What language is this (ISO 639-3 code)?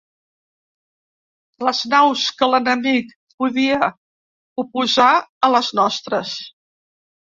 cat